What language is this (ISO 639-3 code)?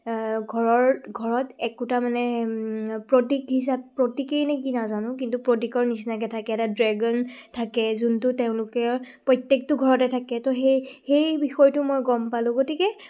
asm